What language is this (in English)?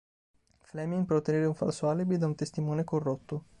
Italian